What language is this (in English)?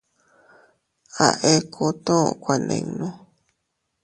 Teutila Cuicatec